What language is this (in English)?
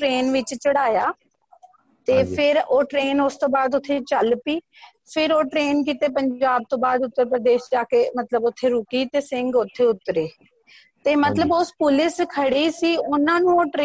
Punjabi